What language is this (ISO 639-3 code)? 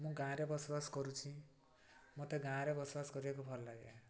ori